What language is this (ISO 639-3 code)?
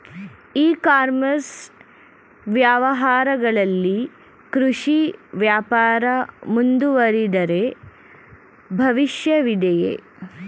kan